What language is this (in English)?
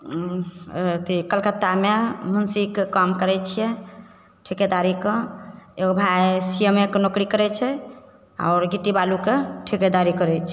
Maithili